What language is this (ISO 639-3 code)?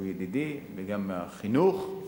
heb